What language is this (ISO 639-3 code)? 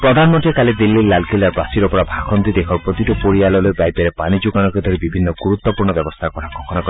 asm